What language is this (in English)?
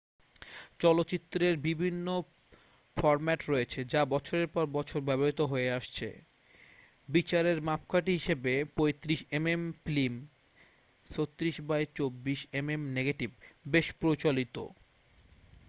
Bangla